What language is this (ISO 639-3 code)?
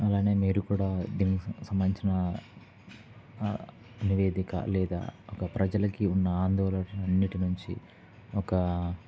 tel